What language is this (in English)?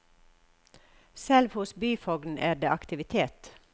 Norwegian